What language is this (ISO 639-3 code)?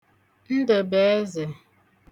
ibo